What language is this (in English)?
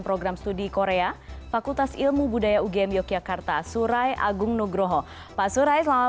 Indonesian